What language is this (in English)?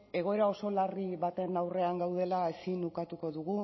Basque